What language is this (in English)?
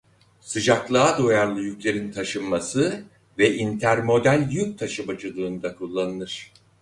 Turkish